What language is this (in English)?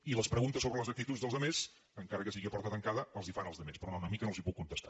Catalan